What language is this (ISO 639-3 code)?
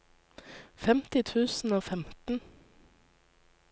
nor